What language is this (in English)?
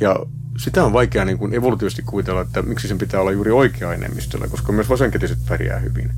Finnish